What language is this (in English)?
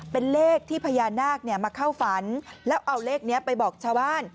Thai